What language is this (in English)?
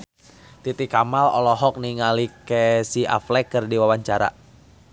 Sundanese